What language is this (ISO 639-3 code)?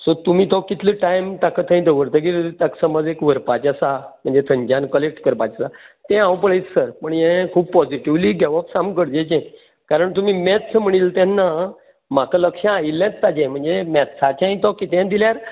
kok